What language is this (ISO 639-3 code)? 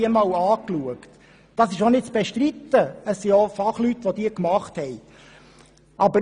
gsw